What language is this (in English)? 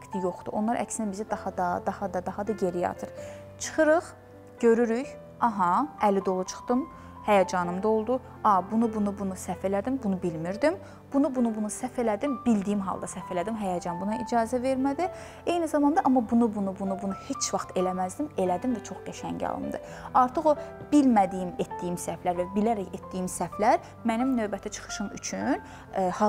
Turkish